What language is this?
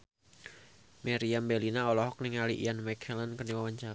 Sundanese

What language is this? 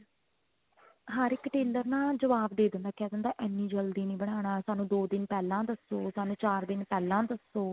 Punjabi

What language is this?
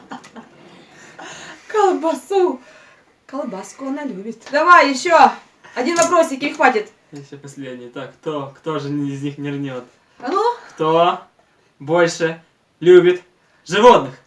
Russian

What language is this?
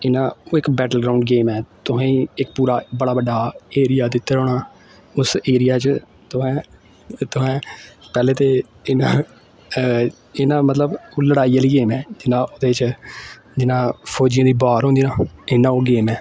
Dogri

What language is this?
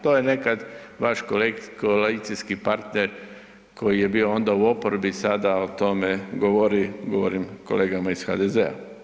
Croatian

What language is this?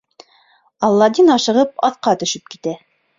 Bashkir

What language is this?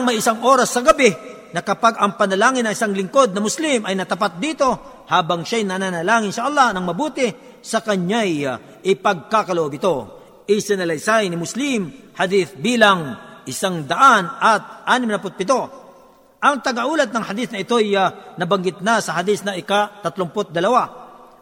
Filipino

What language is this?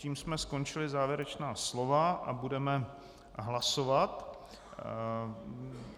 Czech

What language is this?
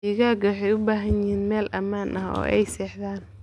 Somali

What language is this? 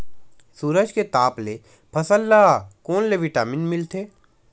Chhattisgarhi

